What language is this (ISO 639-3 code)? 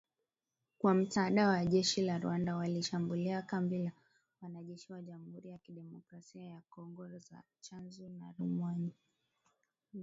swa